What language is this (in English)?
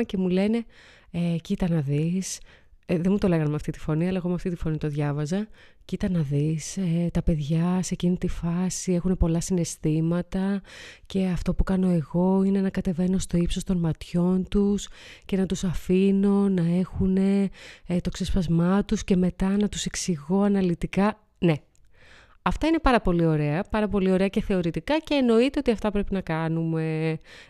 Greek